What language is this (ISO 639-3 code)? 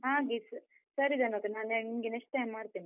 kan